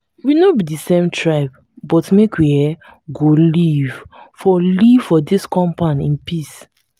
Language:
Nigerian Pidgin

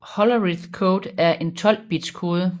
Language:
Danish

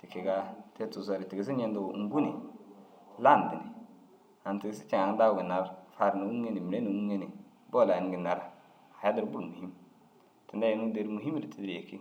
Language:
Dazaga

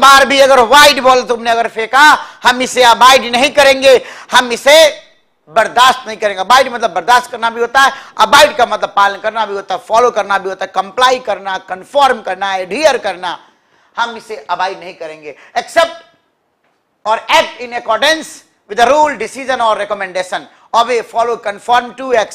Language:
Hindi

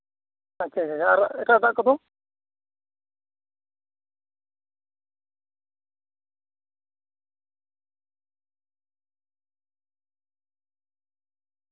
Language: Santali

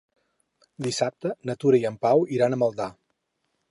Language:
Catalan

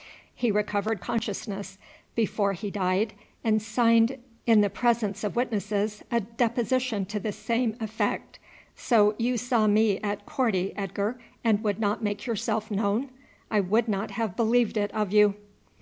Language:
English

